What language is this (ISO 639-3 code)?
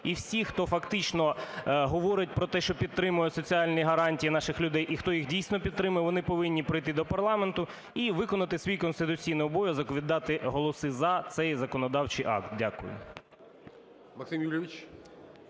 ukr